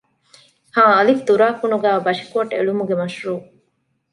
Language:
Divehi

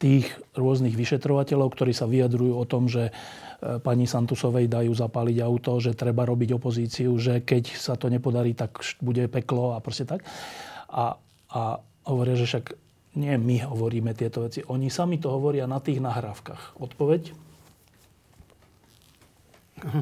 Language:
Slovak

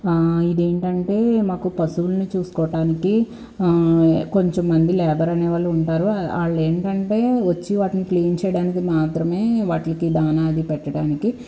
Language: Telugu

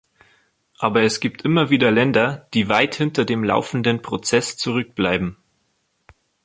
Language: German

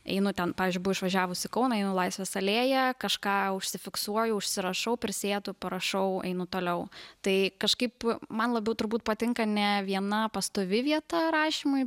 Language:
Lithuanian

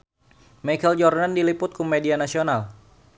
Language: Sundanese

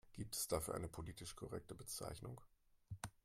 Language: German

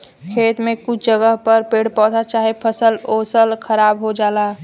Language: Bhojpuri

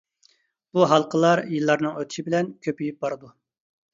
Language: Uyghur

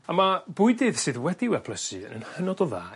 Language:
Welsh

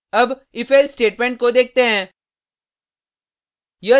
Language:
Hindi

